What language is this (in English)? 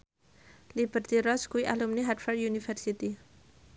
Javanese